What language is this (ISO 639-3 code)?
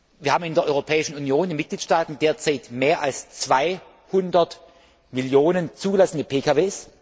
deu